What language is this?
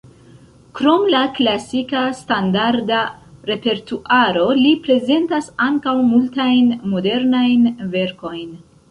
Esperanto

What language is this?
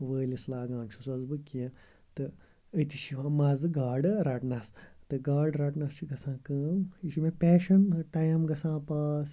Kashmiri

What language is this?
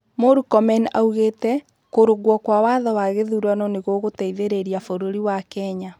Kikuyu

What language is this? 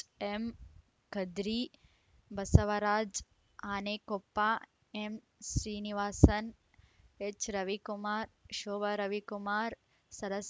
Kannada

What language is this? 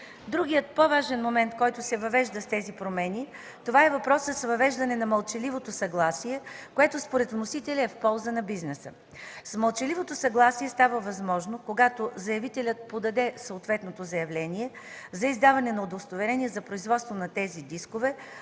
Bulgarian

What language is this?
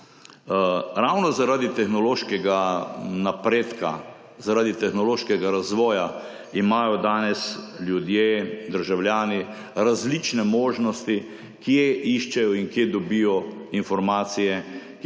Slovenian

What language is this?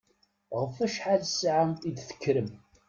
Kabyle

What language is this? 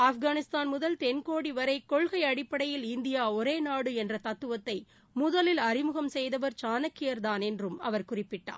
Tamil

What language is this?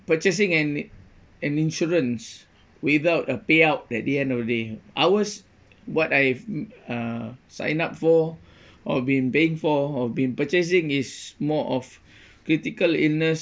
English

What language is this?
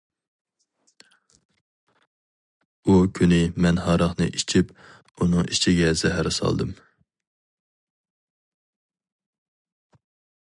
Uyghur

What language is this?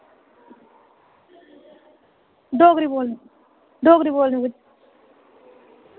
Dogri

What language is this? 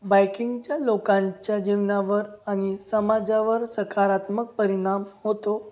Marathi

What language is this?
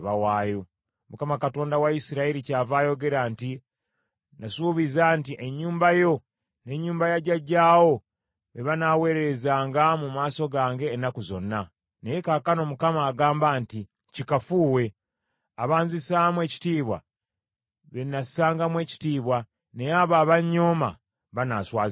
Ganda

